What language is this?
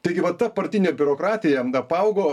Lithuanian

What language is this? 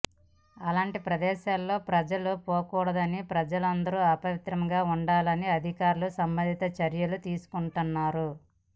Telugu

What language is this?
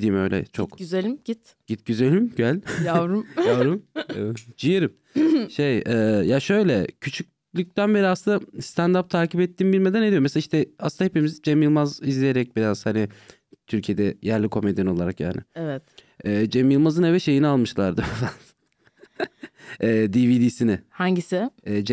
Turkish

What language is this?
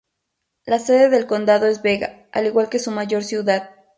Spanish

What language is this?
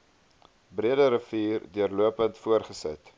Afrikaans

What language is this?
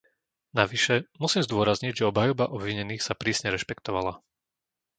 Slovak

